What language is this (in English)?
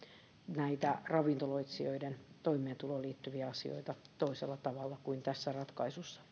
Finnish